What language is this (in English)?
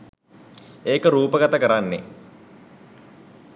Sinhala